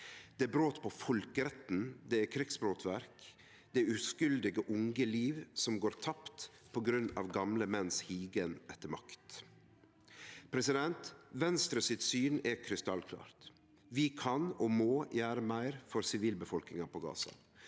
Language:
Norwegian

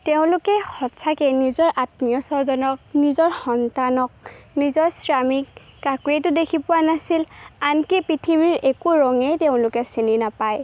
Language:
Assamese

